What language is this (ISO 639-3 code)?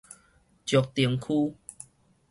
nan